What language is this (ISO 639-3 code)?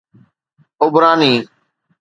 snd